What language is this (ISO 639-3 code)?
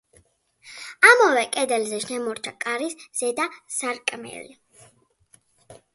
kat